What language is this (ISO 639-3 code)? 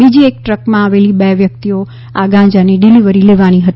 guj